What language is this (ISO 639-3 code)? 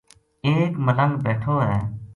gju